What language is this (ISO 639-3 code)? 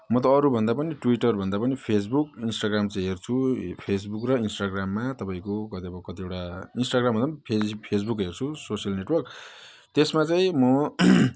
nep